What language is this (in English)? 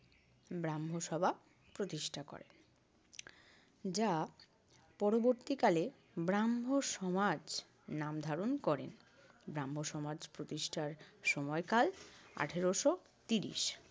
Bangla